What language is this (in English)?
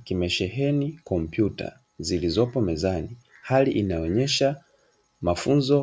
Swahili